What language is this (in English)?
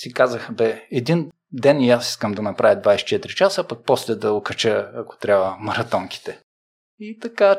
Bulgarian